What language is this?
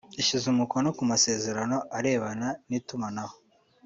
Kinyarwanda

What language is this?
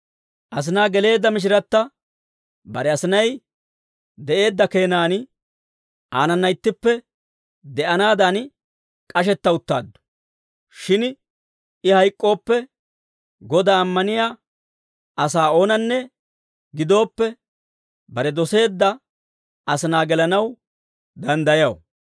Dawro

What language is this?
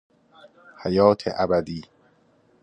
Persian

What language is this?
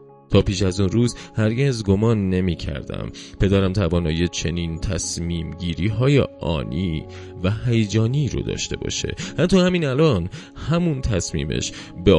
Persian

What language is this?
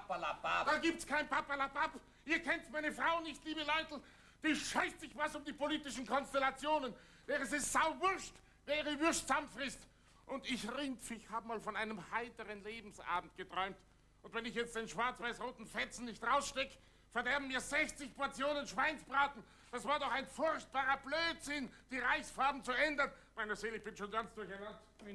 German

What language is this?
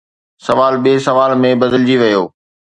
Sindhi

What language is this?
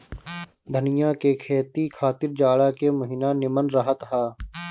Bhojpuri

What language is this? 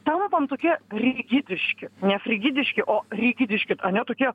Lithuanian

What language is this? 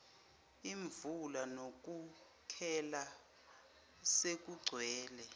Zulu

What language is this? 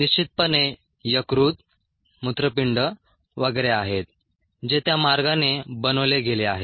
Marathi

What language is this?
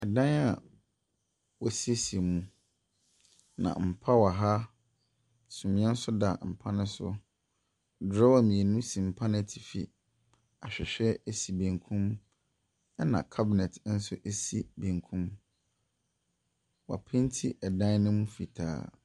Akan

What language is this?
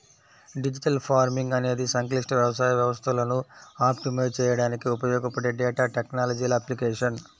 Telugu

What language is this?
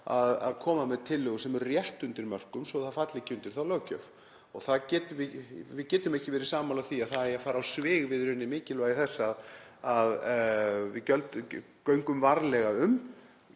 Icelandic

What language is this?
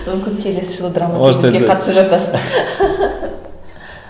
Kazakh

